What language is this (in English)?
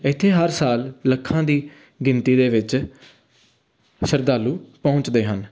Punjabi